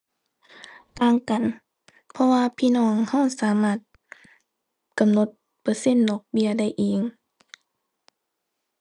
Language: Thai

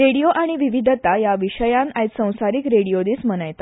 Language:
Konkani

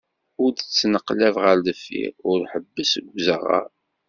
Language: Kabyle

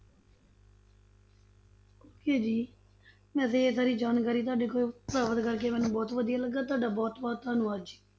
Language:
Punjabi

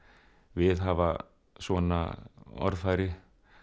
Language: Icelandic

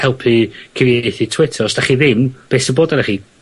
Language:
Welsh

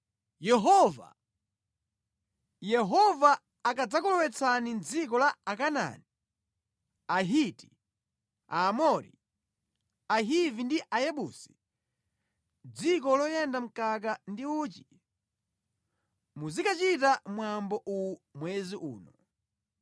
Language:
Nyanja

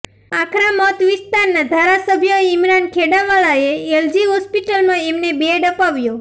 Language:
Gujarati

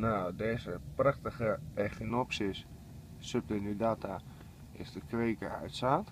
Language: Dutch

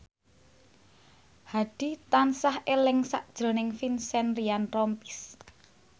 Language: Javanese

